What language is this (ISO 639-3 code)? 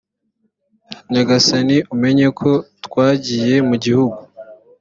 kin